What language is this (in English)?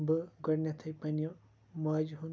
Kashmiri